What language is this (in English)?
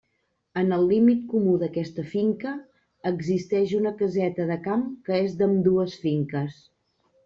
Catalan